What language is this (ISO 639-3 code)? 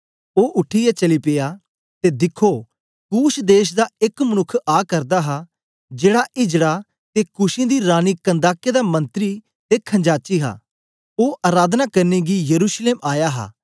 doi